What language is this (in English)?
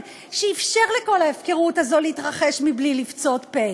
Hebrew